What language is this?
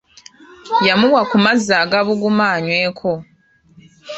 Ganda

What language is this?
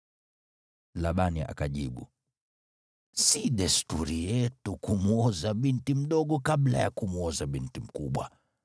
Swahili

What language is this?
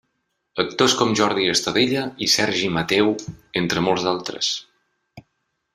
Catalan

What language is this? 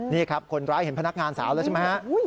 Thai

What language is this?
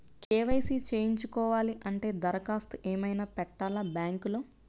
Telugu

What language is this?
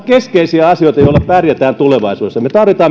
Finnish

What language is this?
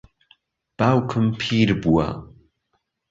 Central Kurdish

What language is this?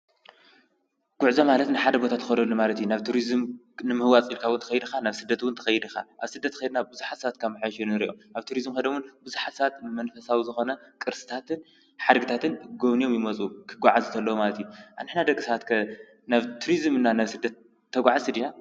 Tigrinya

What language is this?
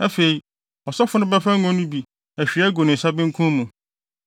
Akan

